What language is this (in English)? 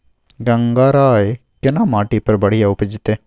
Maithili